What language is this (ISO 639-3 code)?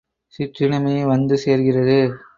tam